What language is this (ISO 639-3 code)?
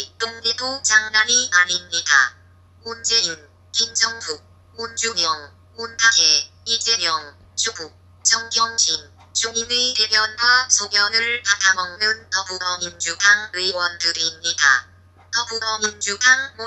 kor